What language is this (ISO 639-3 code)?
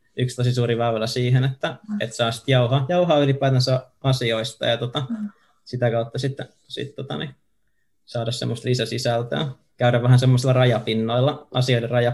fin